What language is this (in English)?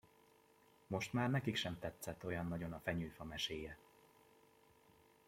Hungarian